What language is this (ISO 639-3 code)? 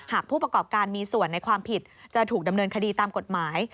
tha